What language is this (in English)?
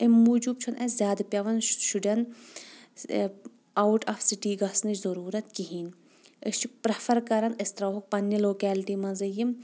Kashmiri